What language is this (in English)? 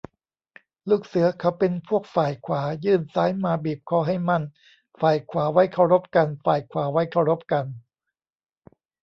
Thai